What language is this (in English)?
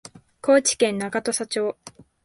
Japanese